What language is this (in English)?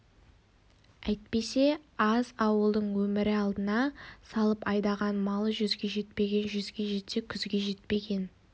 Kazakh